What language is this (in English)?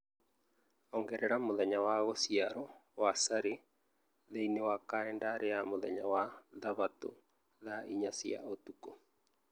Kikuyu